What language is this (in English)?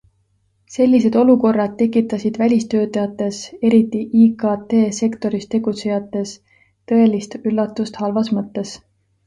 Estonian